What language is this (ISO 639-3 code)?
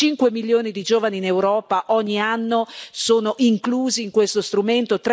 ita